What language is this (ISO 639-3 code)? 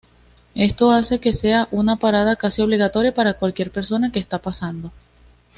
spa